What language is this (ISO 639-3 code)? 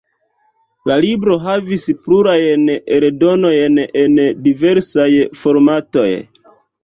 epo